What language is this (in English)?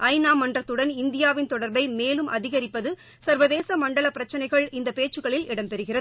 Tamil